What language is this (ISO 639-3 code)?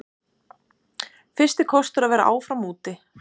isl